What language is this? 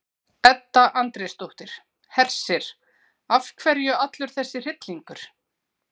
Icelandic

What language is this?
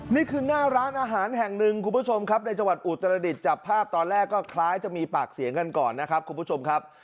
Thai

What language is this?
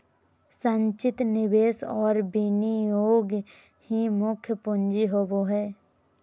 Magahi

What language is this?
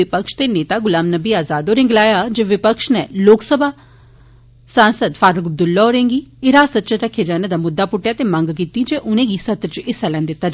Dogri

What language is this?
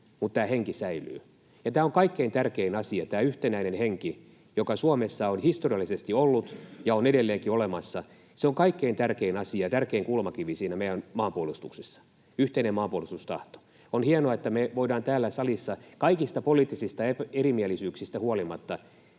Finnish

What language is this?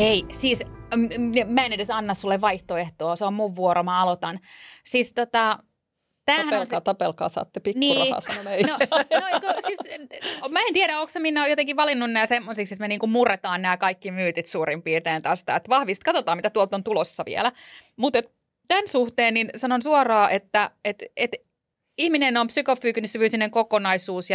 Finnish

